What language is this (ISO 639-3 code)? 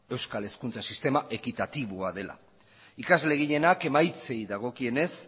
eus